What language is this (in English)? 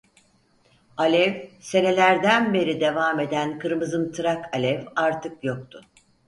Turkish